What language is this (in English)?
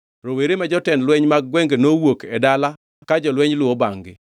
Luo (Kenya and Tanzania)